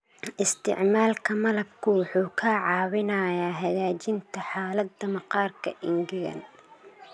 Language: Somali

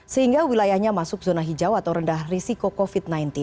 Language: Indonesian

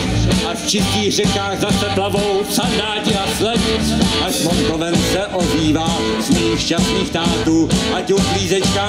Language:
Czech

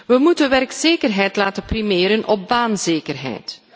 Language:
Dutch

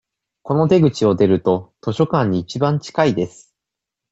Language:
Japanese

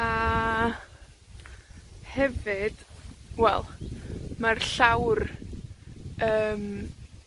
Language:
Welsh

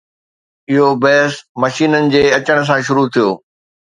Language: Sindhi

